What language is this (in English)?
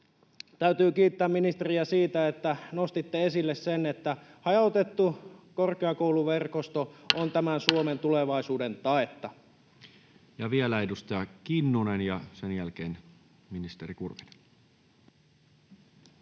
Finnish